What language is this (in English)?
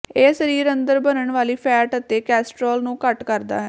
Punjabi